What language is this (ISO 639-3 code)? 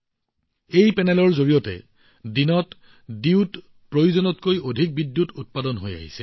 asm